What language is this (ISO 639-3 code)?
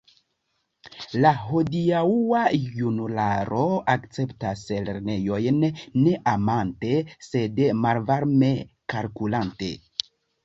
epo